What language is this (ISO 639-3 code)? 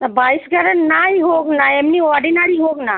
ben